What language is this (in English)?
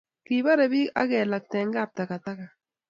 Kalenjin